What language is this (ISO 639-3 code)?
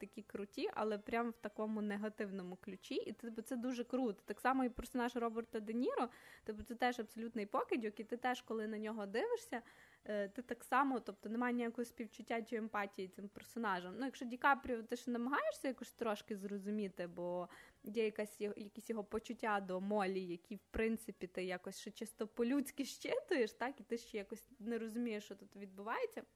ukr